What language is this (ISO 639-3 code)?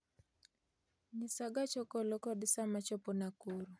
luo